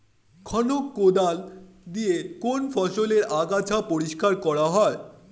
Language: Bangla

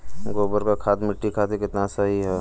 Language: Bhojpuri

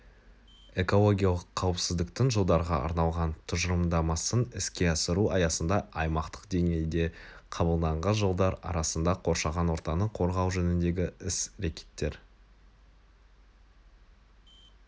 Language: Kazakh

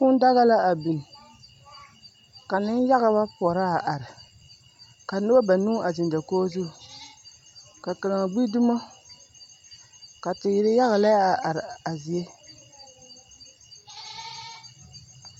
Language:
Southern Dagaare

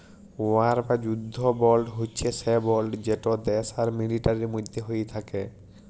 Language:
Bangla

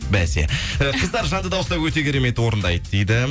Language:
Kazakh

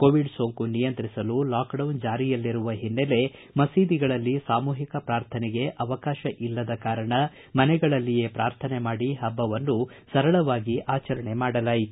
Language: Kannada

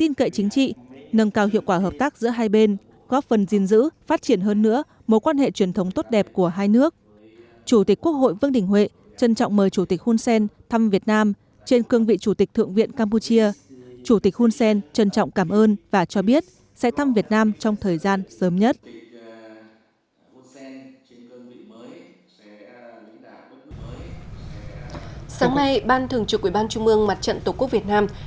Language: Vietnamese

